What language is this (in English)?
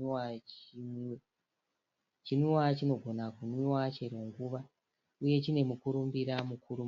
Shona